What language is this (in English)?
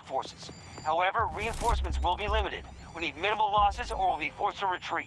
English